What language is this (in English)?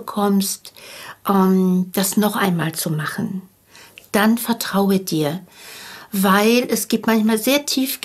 German